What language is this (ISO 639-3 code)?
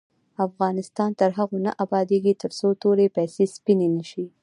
pus